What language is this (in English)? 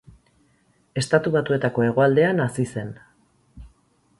Basque